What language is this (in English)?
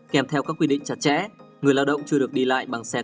Vietnamese